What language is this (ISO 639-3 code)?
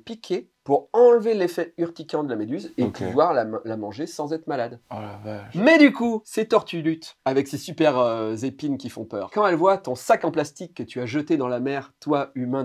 fra